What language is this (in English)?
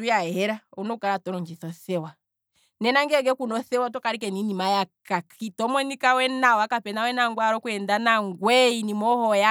Kwambi